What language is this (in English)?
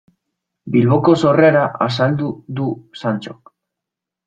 Basque